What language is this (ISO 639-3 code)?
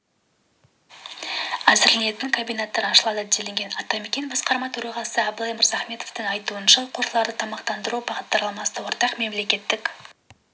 kaz